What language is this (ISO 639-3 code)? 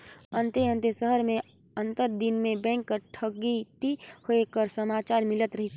hne